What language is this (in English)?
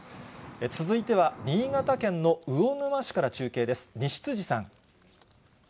Japanese